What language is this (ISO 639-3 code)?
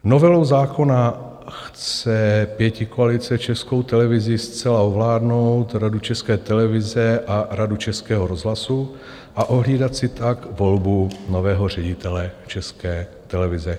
ces